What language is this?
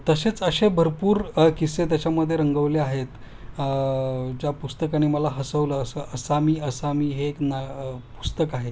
Marathi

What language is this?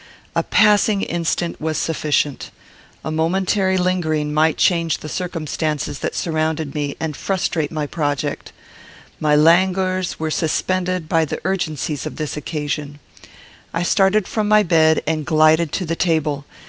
English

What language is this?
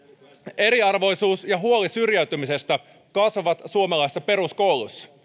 Finnish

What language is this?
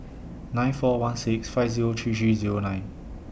English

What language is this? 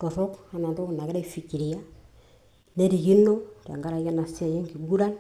Masai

